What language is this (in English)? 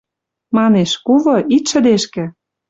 Western Mari